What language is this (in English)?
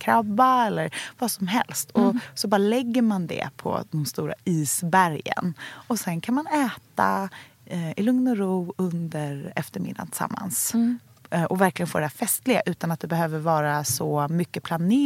Swedish